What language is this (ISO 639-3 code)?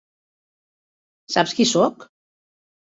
cat